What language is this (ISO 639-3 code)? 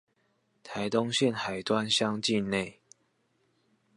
zho